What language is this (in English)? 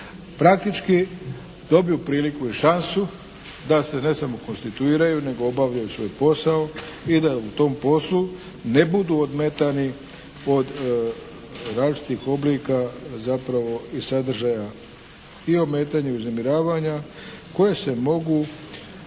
Croatian